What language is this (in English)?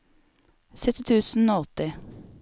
Norwegian